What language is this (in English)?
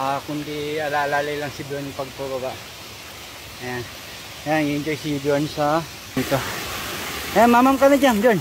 Filipino